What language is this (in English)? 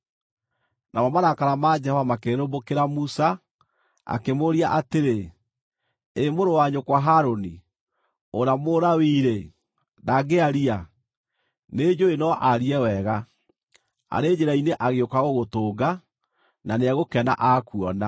Kikuyu